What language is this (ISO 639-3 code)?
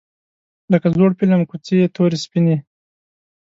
pus